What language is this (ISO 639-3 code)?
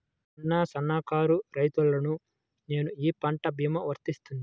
tel